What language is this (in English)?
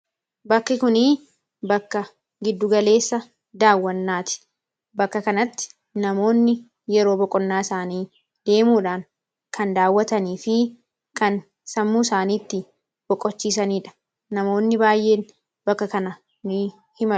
Oromo